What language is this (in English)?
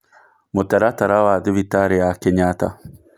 Kikuyu